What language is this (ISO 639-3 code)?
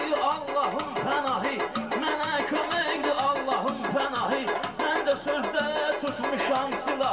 ara